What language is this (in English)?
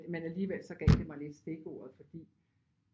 Danish